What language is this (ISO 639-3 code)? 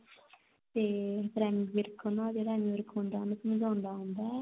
pan